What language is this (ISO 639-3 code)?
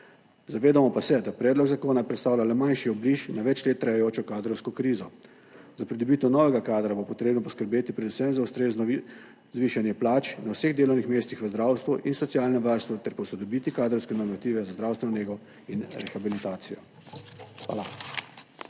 slv